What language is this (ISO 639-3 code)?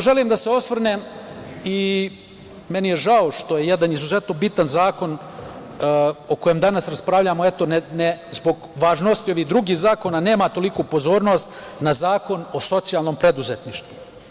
srp